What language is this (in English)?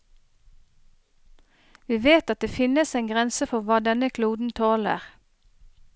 Norwegian